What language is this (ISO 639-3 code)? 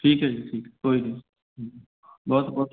pan